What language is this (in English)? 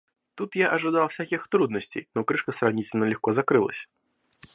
Russian